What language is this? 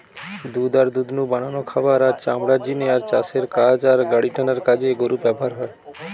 Bangla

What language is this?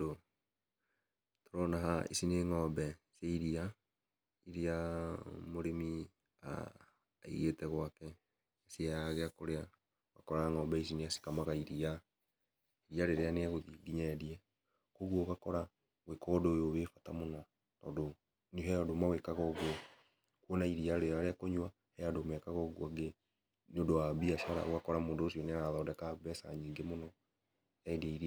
Kikuyu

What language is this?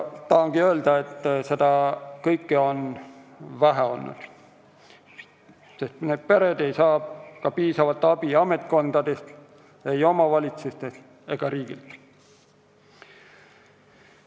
Estonian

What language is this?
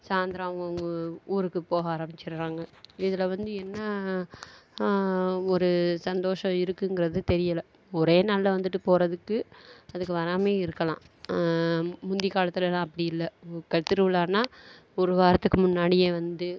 Tamil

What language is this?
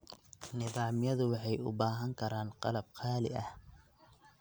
Somali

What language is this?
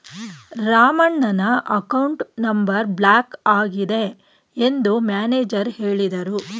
Kannada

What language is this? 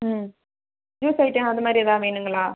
Tamil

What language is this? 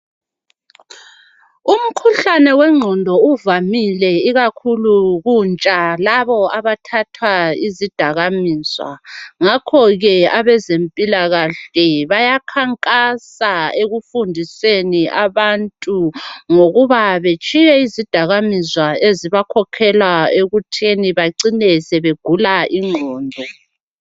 North Ndebele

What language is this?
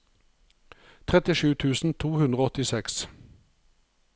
Norwegian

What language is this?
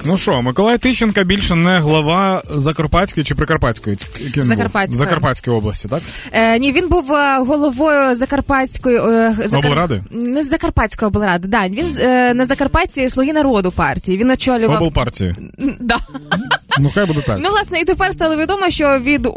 Ukrainian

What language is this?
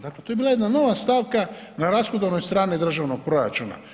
Croatian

